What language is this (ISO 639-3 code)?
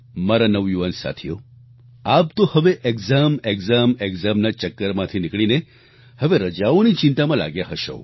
guj